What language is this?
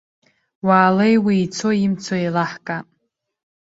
Abkhazian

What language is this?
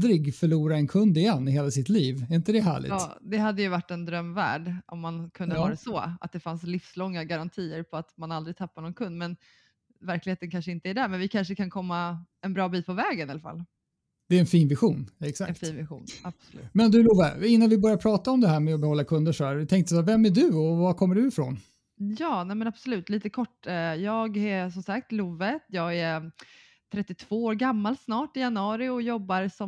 Swedish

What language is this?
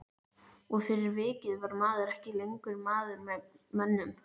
Icelandic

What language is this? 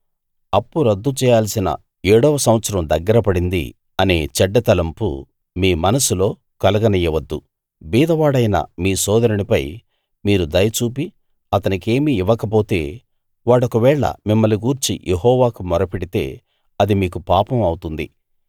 Telugu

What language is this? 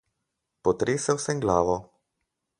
Slovenian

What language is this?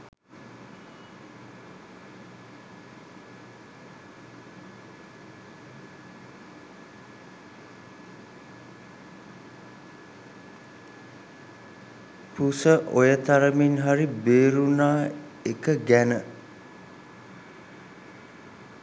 Sinhala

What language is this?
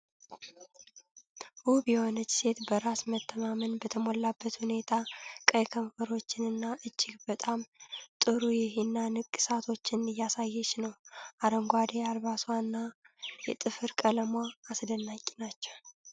Amharic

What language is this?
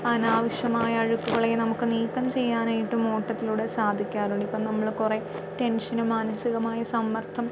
Malayalam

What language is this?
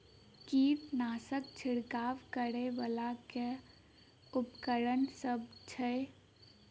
Maithili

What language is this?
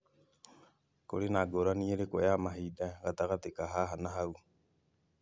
Kikuyu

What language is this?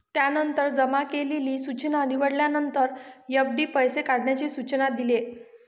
Marathi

